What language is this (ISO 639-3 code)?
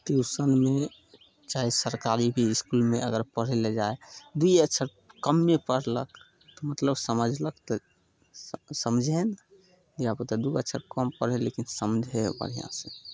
mai